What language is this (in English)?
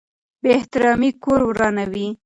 Pashto